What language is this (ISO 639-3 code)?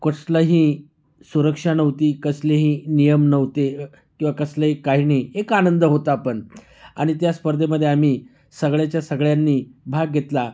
mar